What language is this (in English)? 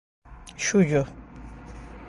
Galician